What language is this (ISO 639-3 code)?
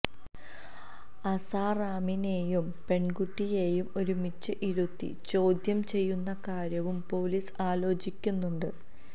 mal